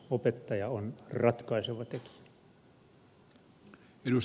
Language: Finnish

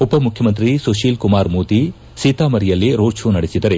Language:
Kannada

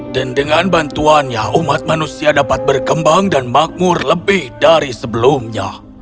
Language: Indonesian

